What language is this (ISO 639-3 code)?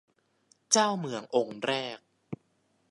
tha